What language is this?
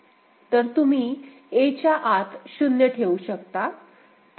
Marathi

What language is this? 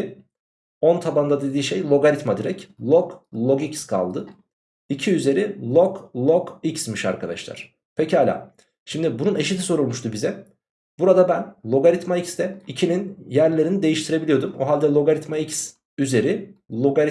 Turkish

